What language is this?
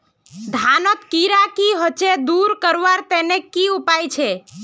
Magahi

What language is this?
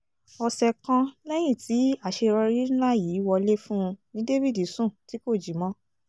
Yoruba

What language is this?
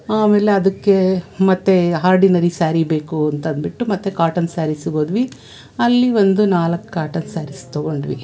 Kannada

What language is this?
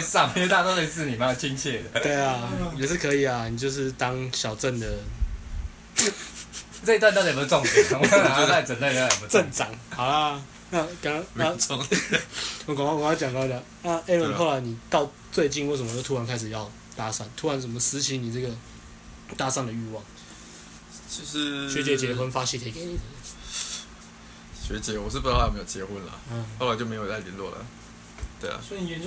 Chinese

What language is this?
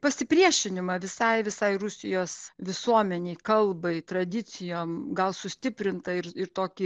Lithuanian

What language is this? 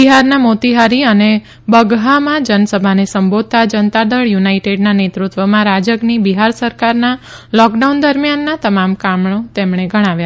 Gujarati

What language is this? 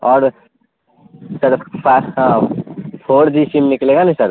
Urdu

